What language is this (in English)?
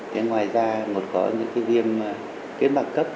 Vietnamese